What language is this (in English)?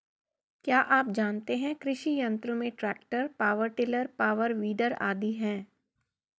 Hindi